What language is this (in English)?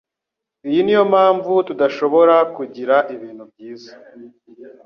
Kinyarwanda